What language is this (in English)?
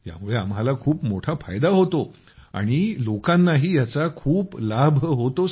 Marathi